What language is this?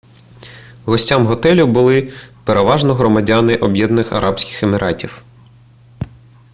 Ukrainian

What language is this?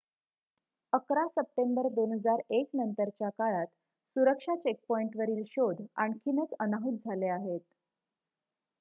Marathi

